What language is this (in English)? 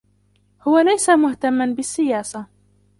Arabic